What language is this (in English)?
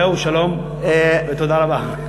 Hebrew